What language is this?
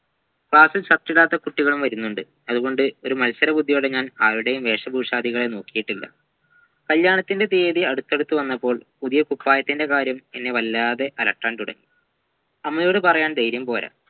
Malayalam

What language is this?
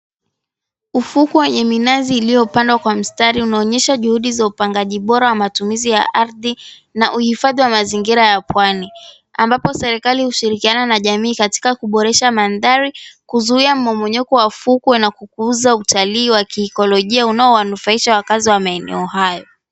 Swahili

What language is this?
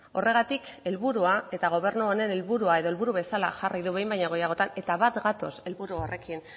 Basque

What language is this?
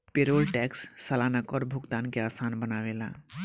Bhojpuri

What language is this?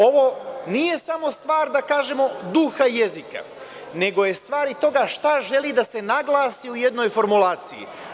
Serbian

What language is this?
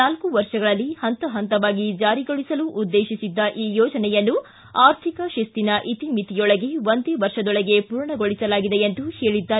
Kannada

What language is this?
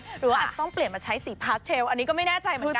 Thai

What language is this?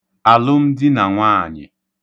Igbo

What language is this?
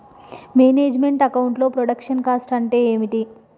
Telugu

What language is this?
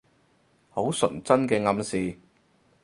Cantonese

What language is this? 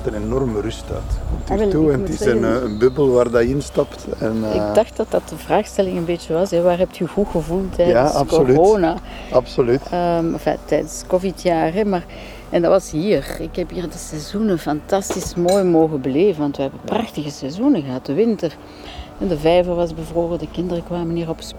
Dutch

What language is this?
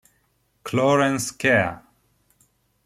Italian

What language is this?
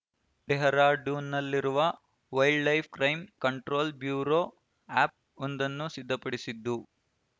Kannada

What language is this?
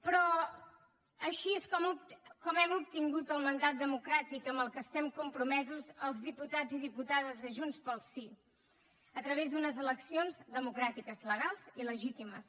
Catalan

